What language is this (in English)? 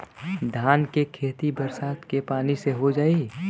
Bhojpuri